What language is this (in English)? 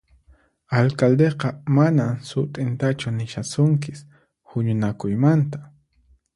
Puno Quechua